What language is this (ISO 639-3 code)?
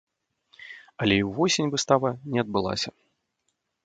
bel